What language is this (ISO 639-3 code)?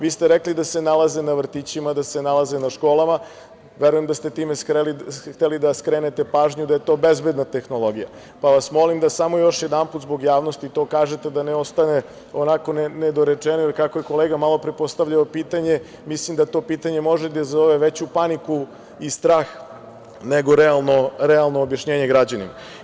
srp